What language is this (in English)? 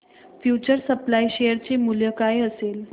Marathi